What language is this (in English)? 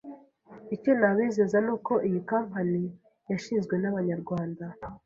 Kinyarwanda